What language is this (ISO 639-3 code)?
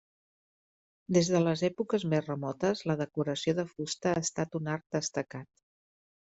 cat